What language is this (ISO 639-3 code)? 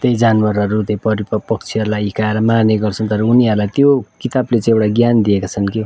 nep